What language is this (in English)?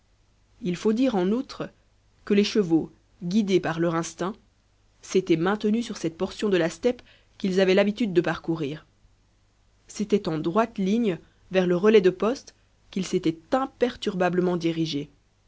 French